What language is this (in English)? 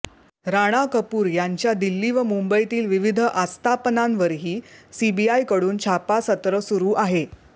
Marathi